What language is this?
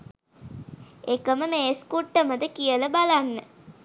Sinhala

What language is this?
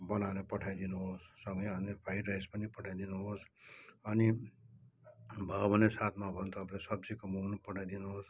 Nepali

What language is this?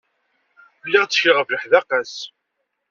Kabyle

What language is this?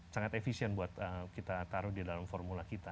Indonesian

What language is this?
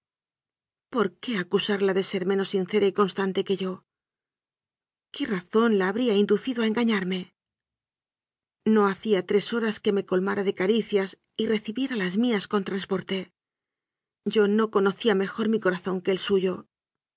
Spanish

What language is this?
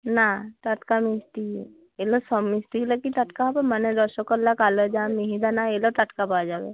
Bangla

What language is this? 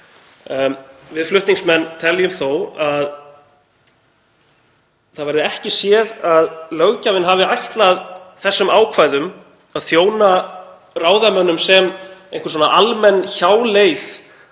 Icelandic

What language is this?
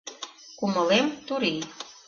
Mari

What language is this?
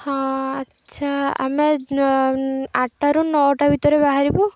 Odia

